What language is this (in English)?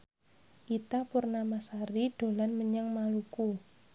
Javanese